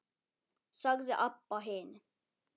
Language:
Icelandic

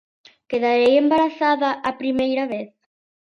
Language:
Galician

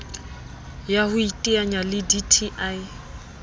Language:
Southern Sotho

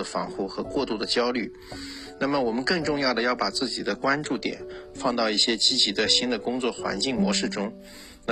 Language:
Chinese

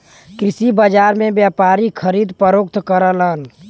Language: Bhojpuri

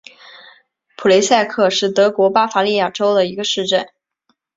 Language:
Chinese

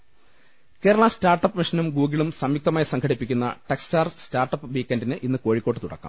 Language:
Malayalam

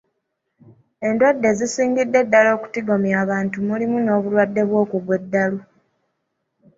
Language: Ganda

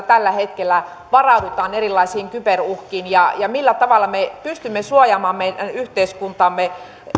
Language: Finnish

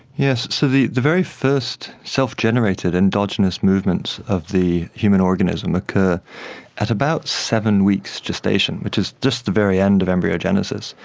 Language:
English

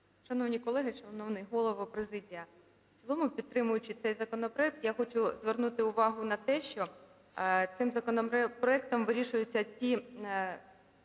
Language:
Ukrainian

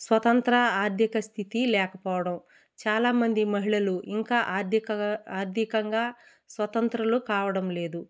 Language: Telugu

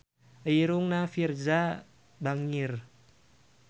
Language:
Sundanese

